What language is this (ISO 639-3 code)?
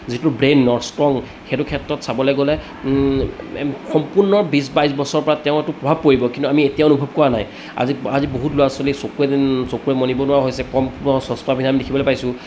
asm